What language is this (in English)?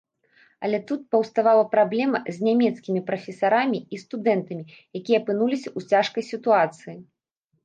Belarusian